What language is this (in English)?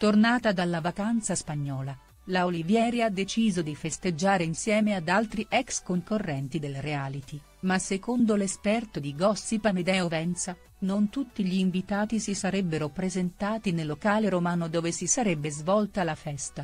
Italian